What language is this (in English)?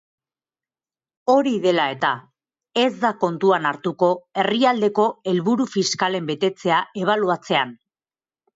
Basque